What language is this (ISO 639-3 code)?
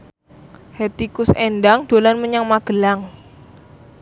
jav